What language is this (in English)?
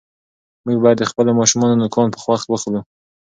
Pashto